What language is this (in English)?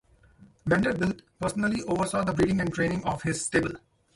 English